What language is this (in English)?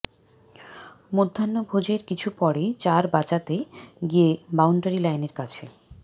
Bangla